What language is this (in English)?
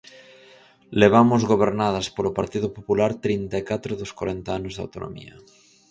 Galician